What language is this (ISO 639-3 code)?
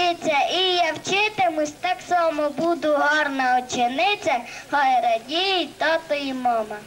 ukr